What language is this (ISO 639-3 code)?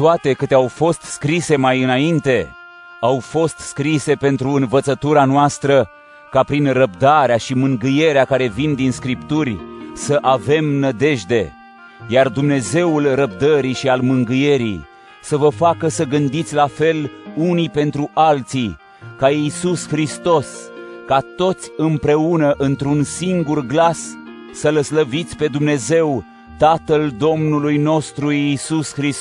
ron